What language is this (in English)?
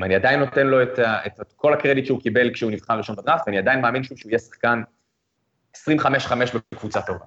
Hebrew